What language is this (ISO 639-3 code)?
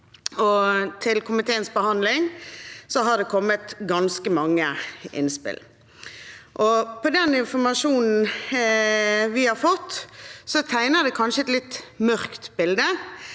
nor